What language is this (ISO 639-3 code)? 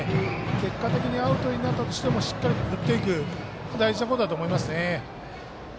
jpn